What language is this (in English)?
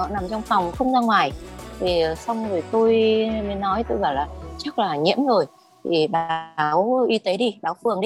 Vietnamese